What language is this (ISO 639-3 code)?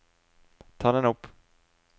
nor